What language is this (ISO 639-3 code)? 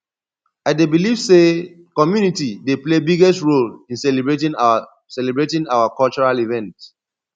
pcm